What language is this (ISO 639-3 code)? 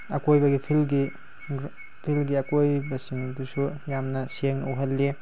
mni